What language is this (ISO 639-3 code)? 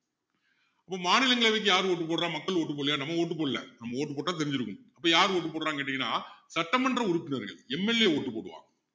tam